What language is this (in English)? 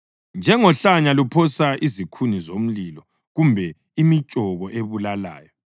North Ndebele